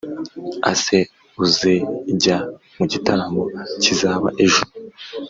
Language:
Kinyarwanda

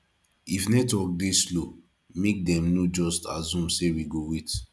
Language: Nigerian Pidgin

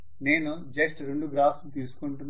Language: Telugu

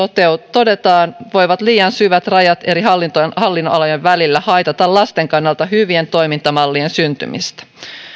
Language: Finnish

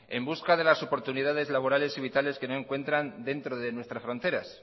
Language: Spanish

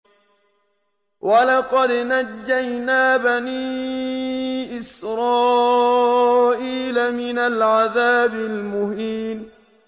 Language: Arabic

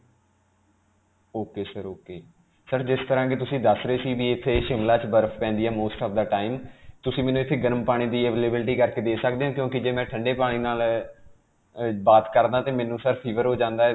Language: Punjabi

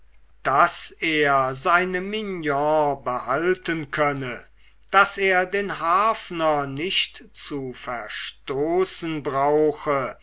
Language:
German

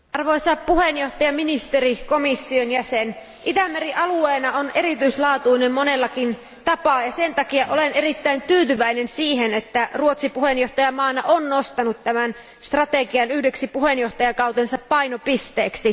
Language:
Finnish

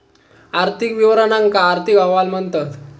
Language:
Marathi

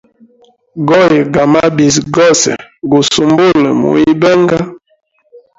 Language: Hemba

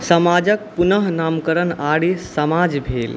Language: Maithili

